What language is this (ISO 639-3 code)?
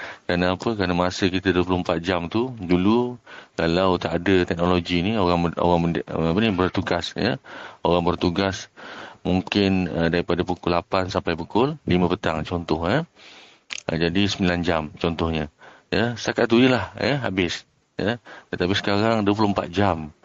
msa